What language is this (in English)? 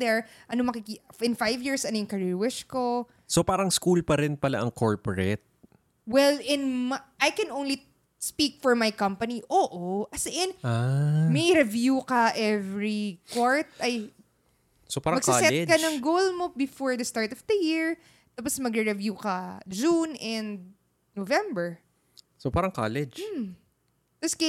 Filipino